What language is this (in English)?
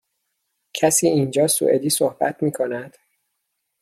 Persian